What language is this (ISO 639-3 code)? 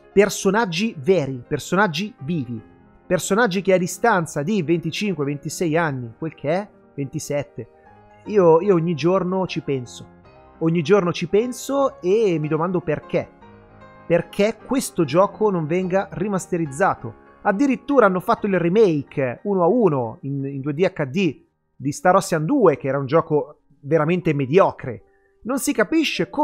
ita